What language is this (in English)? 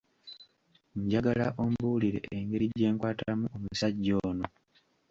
Ganda